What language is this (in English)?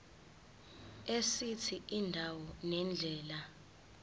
Zulu